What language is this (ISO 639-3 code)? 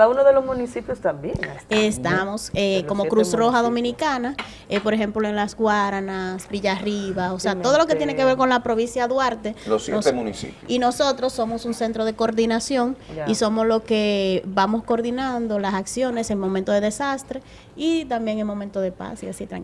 spa